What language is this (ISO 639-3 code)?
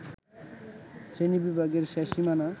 ben